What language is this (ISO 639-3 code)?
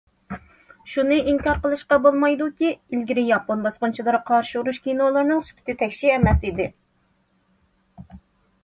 uig